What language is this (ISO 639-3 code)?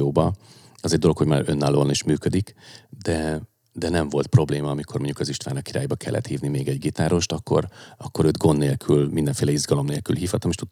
hun